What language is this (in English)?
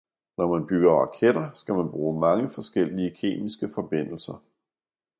Danish